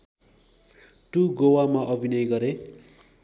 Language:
Nepali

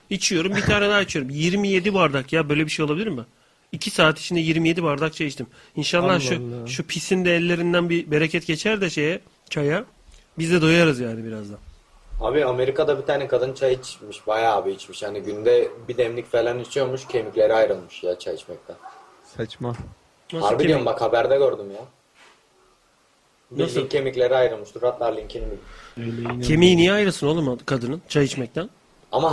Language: Turkish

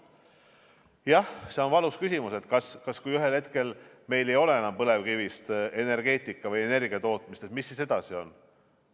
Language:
Estonian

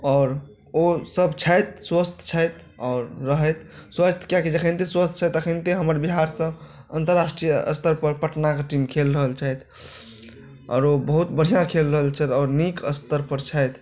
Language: Maithili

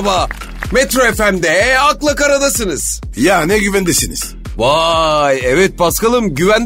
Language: Turkish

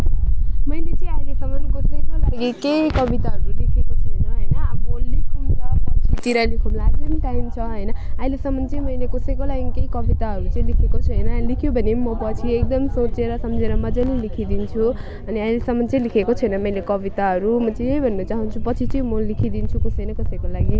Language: Nepali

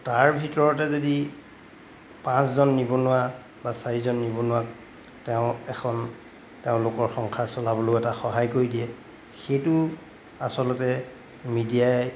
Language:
Assamese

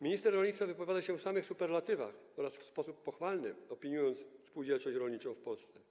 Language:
Polish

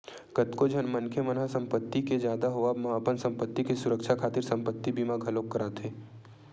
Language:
Chhattisgarhi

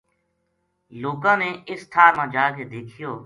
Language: Gujari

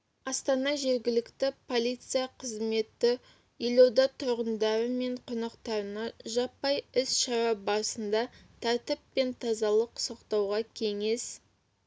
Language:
Kazakh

